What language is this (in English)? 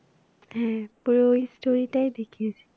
Bangla